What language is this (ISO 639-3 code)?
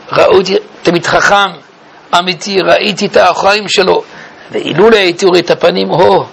heb